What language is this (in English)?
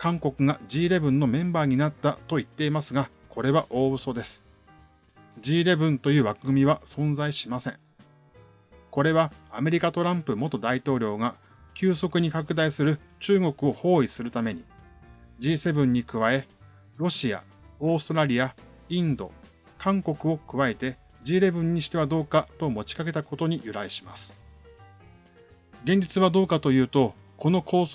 Japanese